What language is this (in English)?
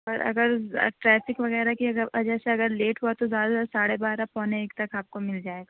Urdu